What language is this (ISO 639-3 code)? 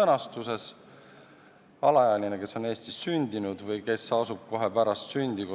est